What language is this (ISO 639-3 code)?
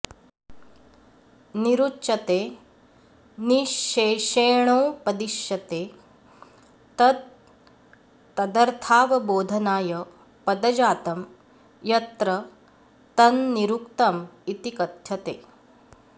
san